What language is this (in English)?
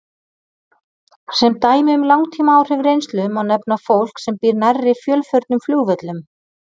Icelandic